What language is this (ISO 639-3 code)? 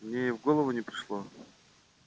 rus